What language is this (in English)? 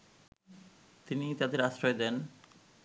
Bangla